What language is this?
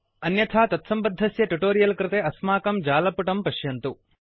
Sanskrit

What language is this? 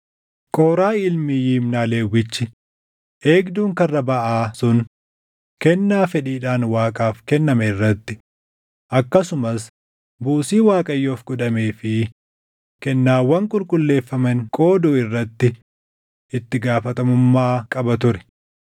Oromo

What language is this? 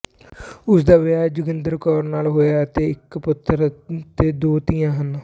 Punjabi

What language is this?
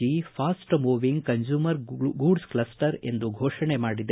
Kannada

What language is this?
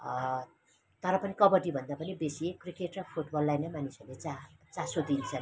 Nepali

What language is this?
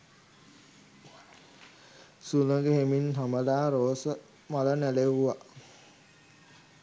Sinhala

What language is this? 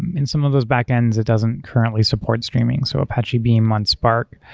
English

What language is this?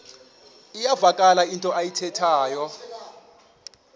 Xhosa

